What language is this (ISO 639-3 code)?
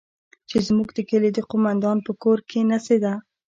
pus